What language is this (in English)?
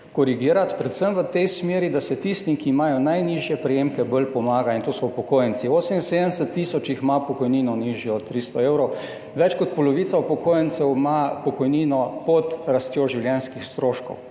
Slovenian